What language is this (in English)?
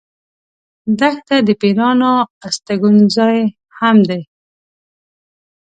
Pashto